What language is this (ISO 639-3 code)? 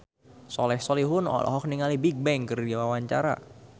sun